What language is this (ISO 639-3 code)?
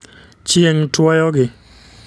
luo